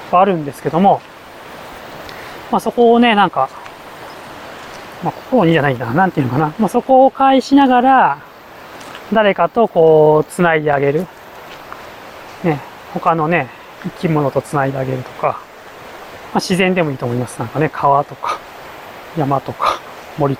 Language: Japanese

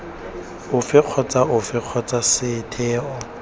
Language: Tswana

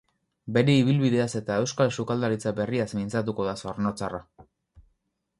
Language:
Basque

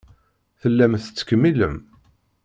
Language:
Kabyle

